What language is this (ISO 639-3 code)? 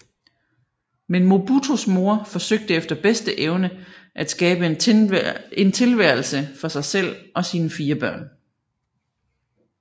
dan